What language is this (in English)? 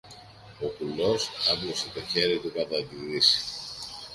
Greek